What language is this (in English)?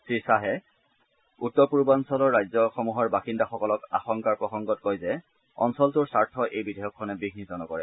Assamese